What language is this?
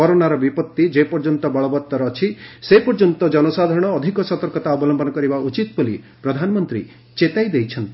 Odia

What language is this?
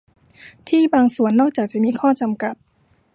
Thai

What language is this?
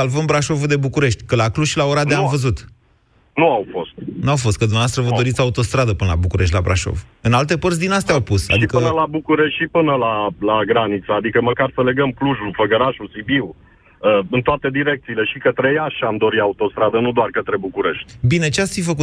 Romanian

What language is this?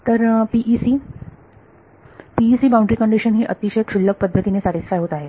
Marathi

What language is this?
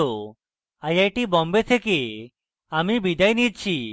Bangla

